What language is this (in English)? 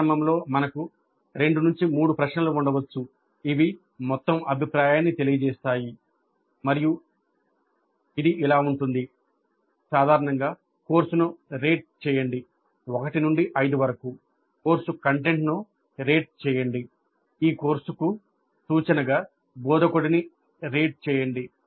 Telugu